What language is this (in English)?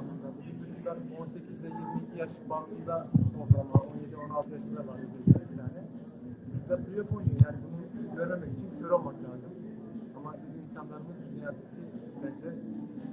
Turkish